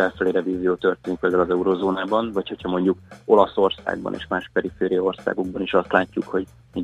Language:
Hungarian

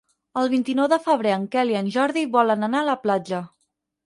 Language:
Catalan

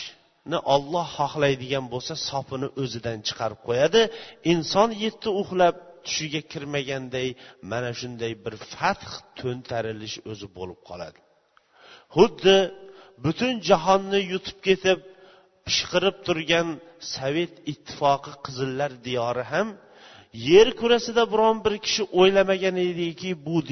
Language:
Bulgarian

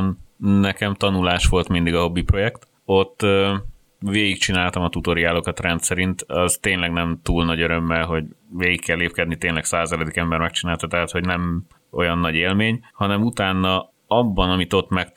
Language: Hungarian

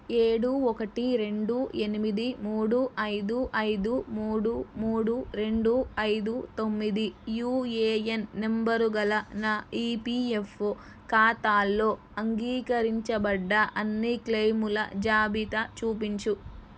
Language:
Telugu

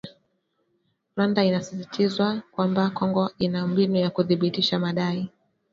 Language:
Swahili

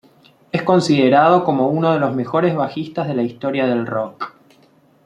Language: Spanish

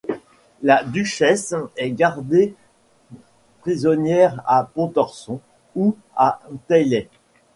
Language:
French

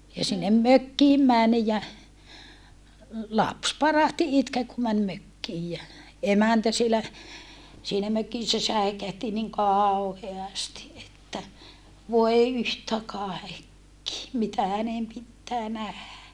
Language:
Finnish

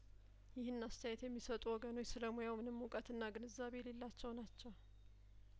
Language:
Amharic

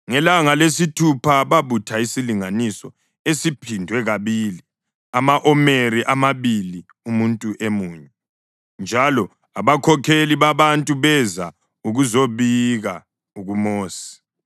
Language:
North Ndebele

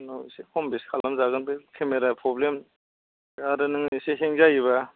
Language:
Bodo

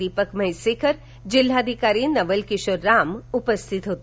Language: Marathi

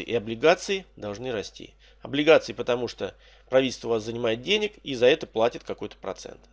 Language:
Russian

